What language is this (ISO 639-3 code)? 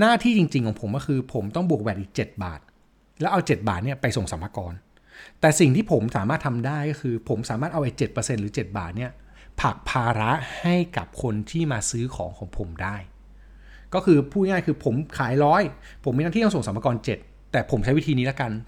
tha